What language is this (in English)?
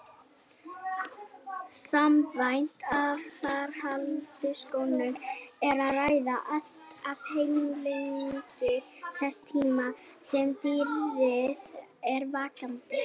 Icelandic